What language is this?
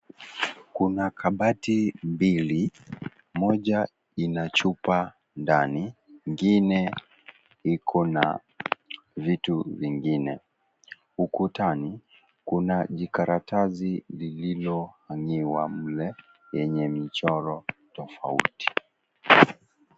Swahili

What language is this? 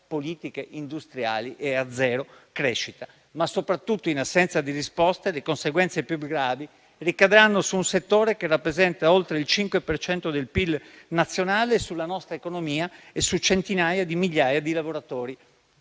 Italian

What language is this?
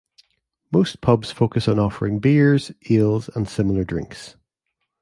English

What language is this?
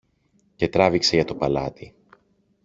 Greek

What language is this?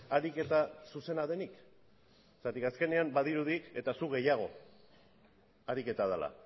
Basque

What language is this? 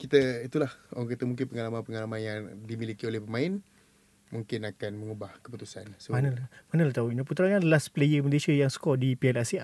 Malay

